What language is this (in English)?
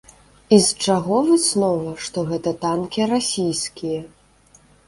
Belarusian